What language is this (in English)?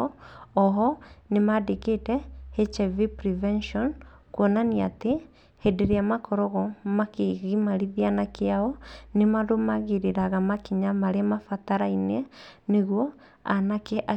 Kikuyu